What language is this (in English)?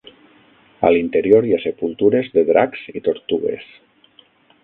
Catalan